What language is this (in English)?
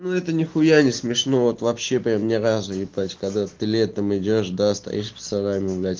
Russian